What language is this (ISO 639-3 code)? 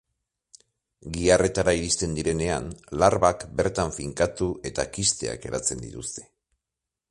eus